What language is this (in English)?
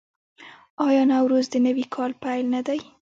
Pashto